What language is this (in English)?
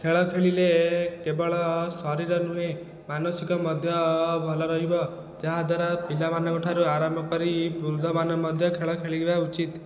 Odia